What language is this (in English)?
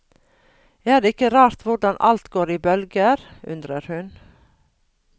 Norwegian